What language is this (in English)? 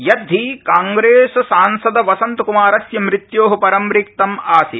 Sanskrit